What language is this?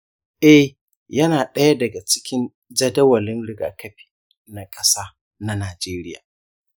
Hausa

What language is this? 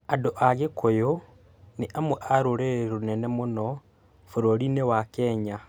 Kikuyu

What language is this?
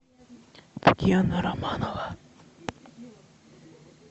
Russian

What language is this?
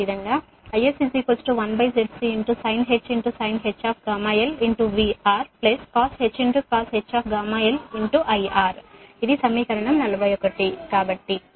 Telugu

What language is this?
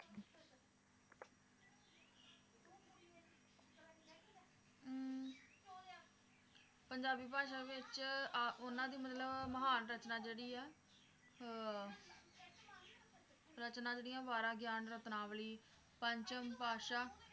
Punjabi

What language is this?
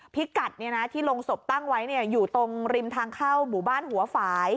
Thai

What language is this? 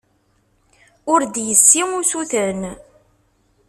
Kabyle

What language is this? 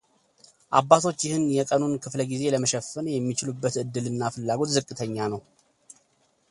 Amharic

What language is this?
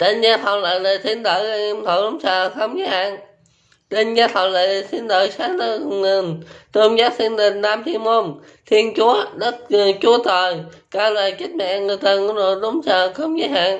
Vietnamese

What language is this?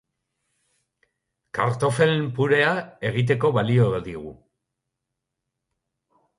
Basque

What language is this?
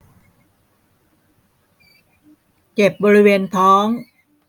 Thai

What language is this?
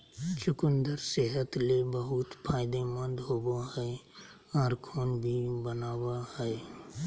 Magahi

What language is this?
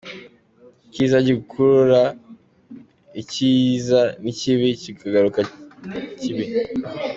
Kinyarwanda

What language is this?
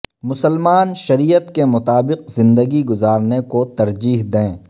Urdu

